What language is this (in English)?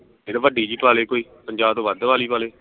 Punjabi